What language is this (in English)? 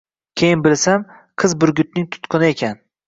Uzbek